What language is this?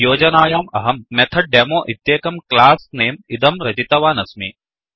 Sanskrit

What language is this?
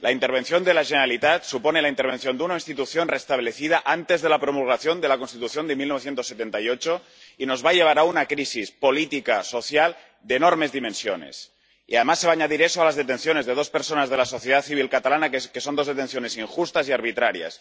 Spanish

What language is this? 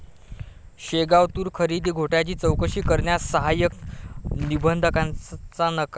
Marathi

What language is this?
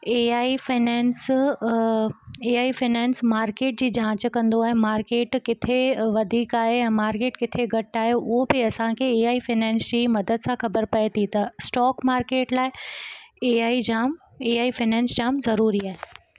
Sindhi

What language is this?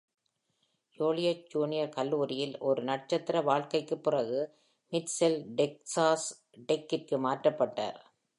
Tamil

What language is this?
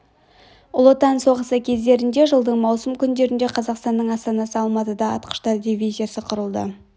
Kazakh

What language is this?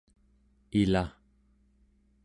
Central Yupik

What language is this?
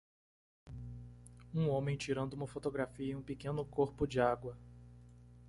Portuguese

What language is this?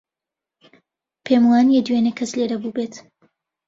Central Kurdish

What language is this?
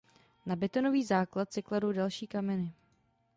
Czech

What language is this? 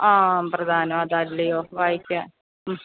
Malayalam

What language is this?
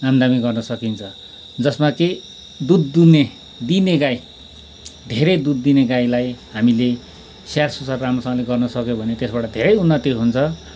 Nepali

